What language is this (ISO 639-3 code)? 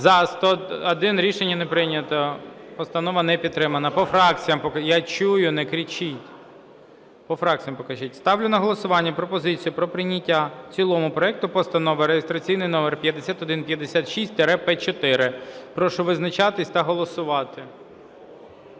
ukr